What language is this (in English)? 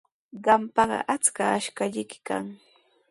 Sihuas Ancash Quechua